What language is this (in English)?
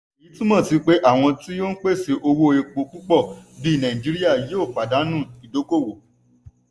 Yoruba